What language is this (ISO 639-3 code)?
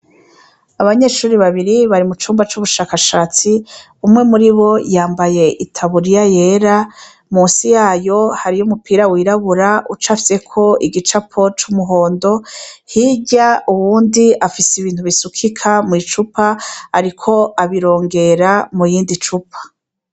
run